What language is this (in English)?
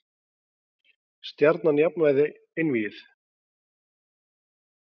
Icelandic